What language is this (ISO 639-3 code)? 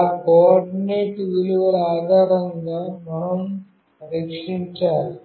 tel